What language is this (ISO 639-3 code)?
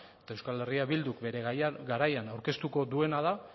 eus